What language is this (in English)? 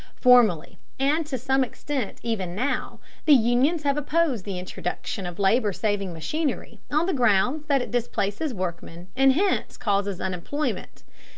English